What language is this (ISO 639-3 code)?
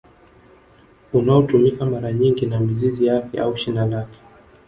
swa